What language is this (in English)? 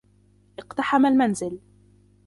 Arabic